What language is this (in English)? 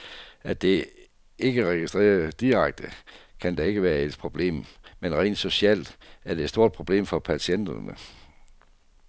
Danish